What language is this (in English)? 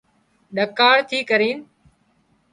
Wadiyara Koli